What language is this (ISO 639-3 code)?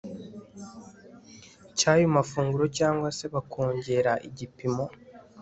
kin